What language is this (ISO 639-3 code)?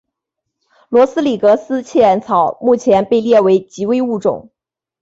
zho